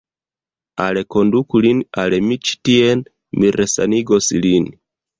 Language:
Esperanto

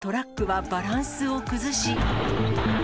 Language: Japanese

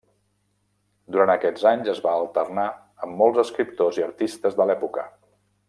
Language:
Catalan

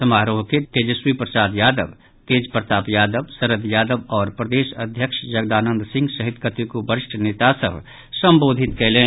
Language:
Maithili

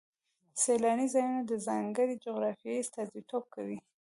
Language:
Pashto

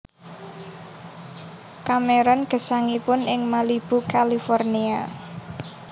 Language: Javanese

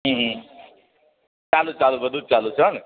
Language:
Gujarati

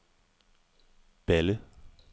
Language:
Danish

